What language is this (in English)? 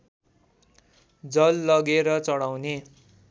Nepali